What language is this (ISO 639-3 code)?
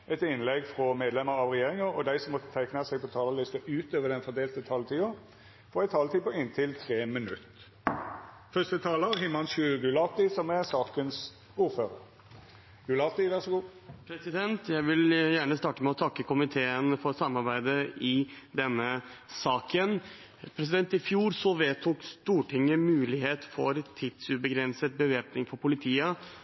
nor